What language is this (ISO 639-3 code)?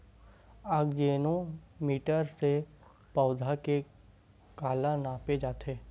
hne